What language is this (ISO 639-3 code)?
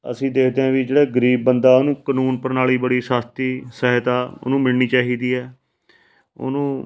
pan